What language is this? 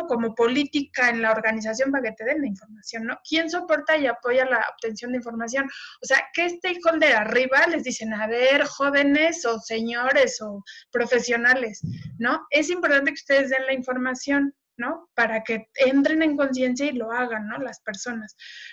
Spanish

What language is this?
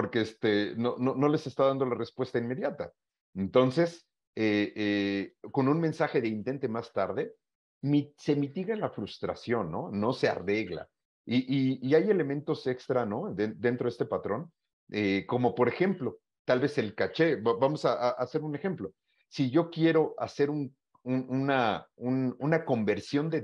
Spanish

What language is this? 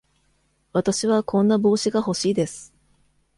Japanese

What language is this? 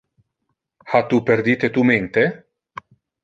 Interlingua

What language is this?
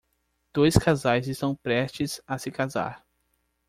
Portuguese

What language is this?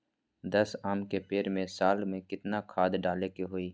Magahi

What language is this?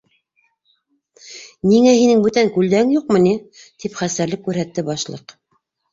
Bashkir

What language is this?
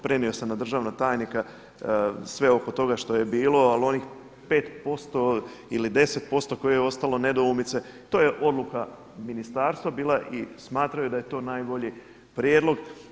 Croatian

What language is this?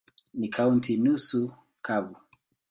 Swahili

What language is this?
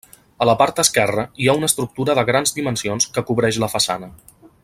Catalan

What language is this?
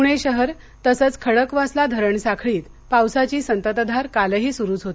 Marathi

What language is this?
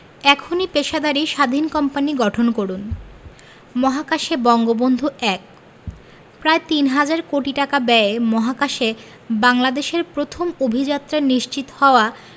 Bangla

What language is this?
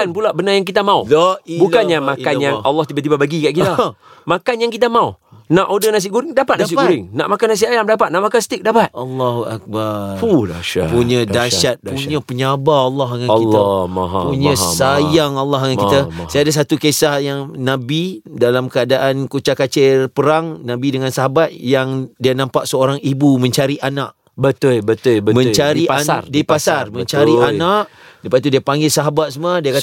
Malay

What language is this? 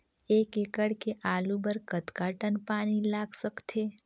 Chhattisgarhi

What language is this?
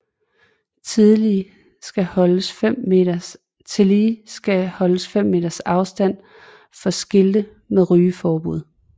Danish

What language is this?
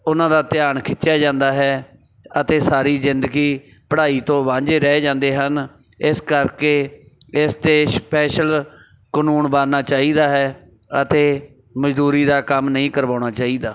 Punjabi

